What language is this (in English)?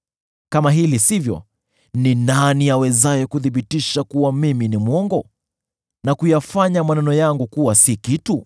Swahili